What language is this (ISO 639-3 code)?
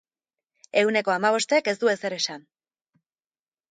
eus